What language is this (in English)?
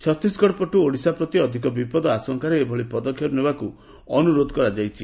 Odia